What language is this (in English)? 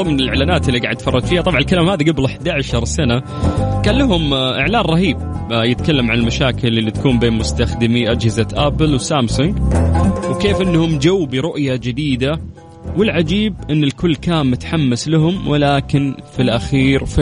Arabic